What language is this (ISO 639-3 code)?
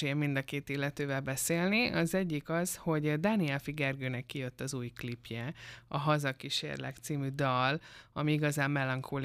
hun